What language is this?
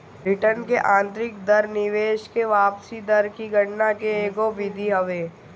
Bhojpuri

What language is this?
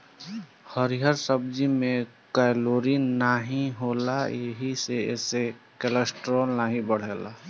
Bhojpuri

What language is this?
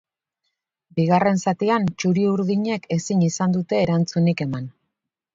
Basque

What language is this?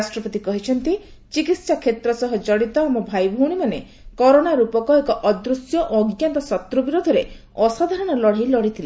Odia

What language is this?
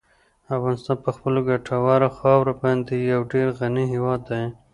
Pashto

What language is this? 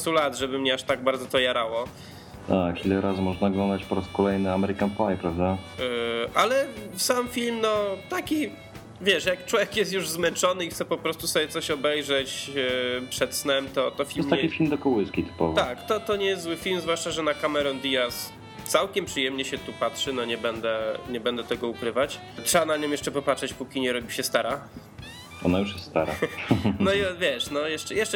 Polish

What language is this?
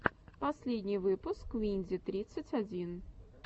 Russian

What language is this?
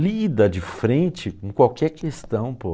Portuguese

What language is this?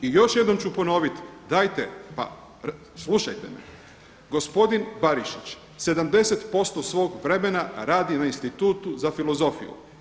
Croatian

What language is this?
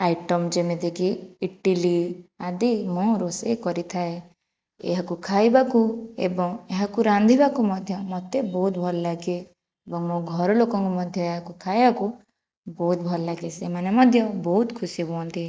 Odia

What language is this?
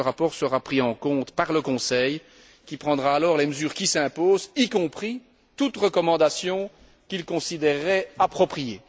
French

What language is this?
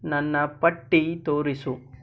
Kannada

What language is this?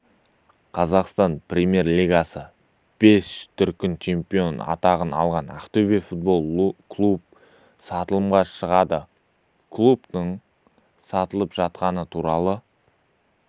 Kazakh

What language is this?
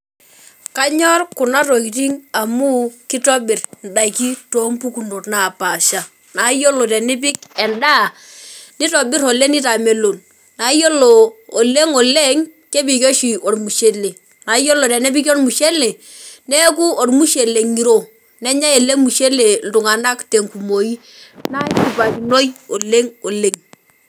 Masai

